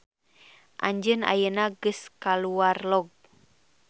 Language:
Sundanese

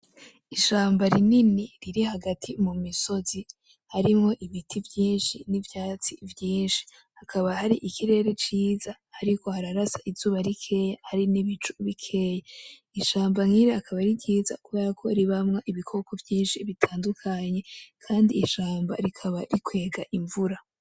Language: Rundi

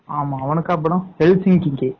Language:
Tamil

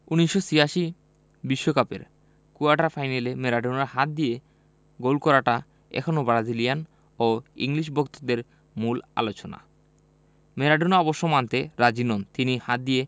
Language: Bangla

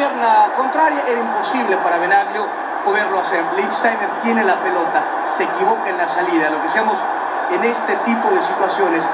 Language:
Spanish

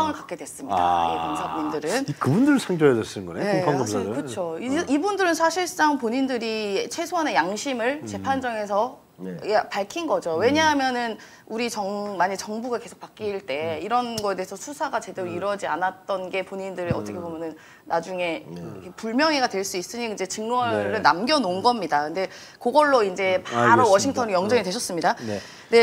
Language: Korean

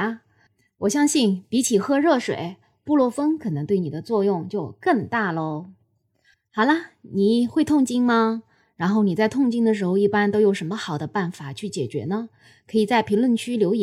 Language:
Chinese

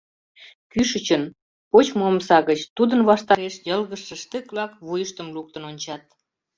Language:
Mari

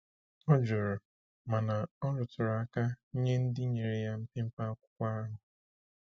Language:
Igbo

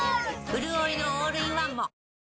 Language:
Japanese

